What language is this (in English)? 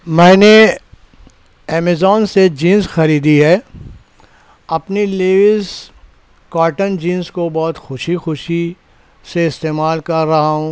Urdu